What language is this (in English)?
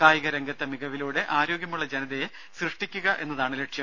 Malayalam